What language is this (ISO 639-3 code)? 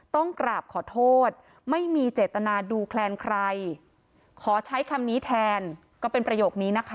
tha